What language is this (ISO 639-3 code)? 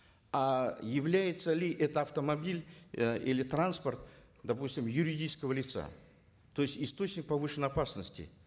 kaz